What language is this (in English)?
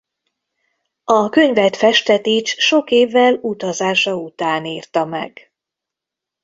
Hungarian